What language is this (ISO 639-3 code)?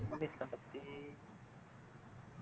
tam